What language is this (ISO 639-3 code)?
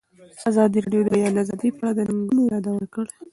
pus